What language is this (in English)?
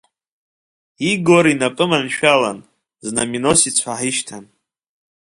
Abkhazian